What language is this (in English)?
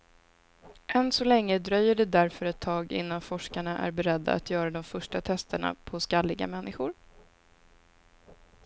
Swedish